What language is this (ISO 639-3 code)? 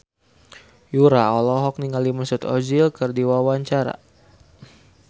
sun